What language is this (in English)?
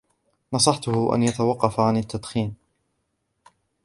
Arabic